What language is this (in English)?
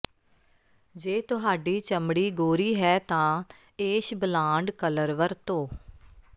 Punjabi